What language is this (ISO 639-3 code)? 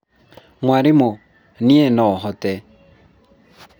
kik